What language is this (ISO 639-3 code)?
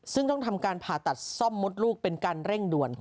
tha